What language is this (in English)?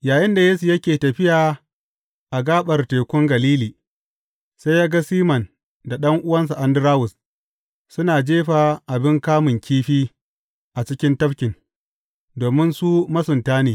Hausa